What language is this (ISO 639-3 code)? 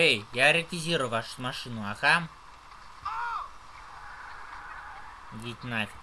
rus